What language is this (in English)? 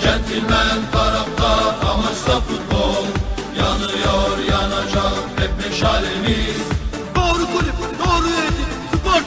Turkish